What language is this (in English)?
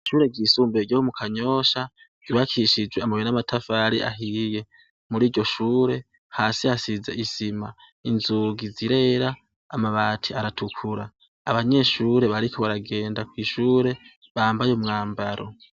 Rundi